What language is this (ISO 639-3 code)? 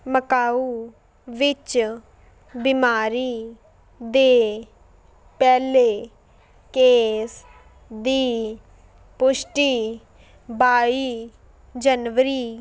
pan